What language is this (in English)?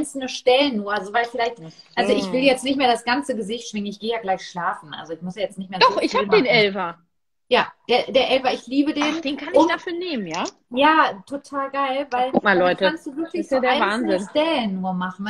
German